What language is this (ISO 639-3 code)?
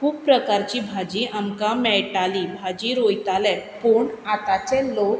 kok